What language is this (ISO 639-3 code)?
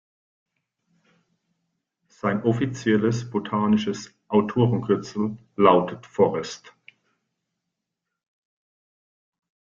deu